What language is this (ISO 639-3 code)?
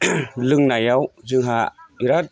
brx